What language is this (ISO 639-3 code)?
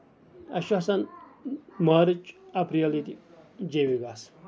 kas